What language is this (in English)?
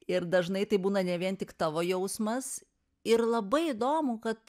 Lithuanian